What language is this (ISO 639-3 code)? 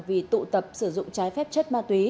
vie